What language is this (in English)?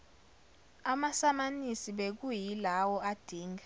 Zulu